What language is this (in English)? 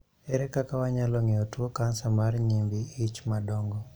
Luo (Kenya and Tanzania)